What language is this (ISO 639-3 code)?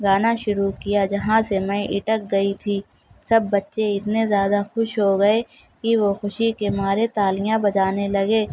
urd